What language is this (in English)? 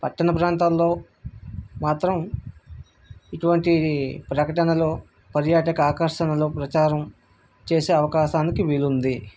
Telugu